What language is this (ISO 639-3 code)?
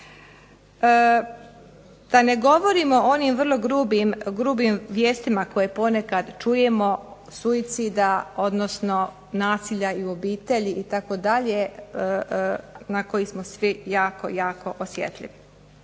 hrv